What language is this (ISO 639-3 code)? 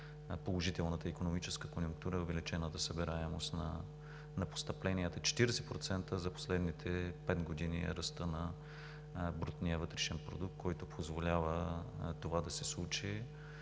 bul